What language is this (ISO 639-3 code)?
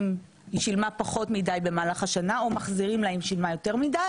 heb